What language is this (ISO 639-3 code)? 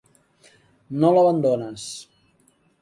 cat